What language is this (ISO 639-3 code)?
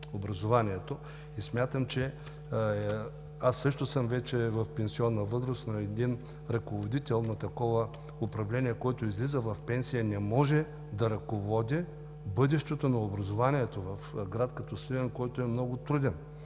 bul